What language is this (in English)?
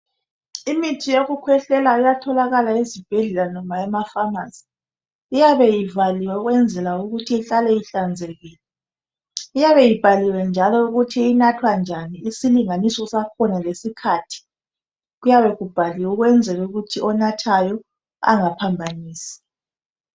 North Ndebele